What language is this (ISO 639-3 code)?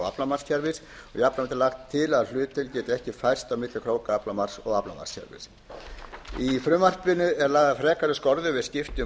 isl